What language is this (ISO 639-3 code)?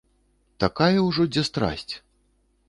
bel